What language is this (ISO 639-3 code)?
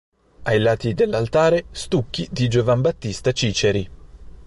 ita